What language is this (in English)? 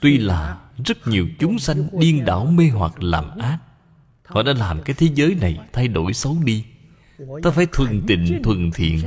Vietnamese